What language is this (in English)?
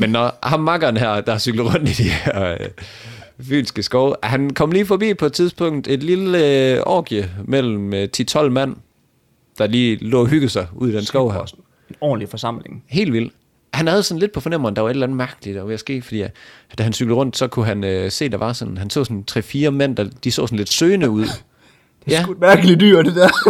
Danish